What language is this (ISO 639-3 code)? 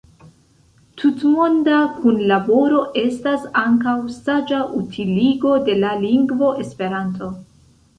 epo